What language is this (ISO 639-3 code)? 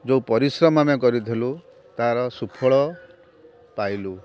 ori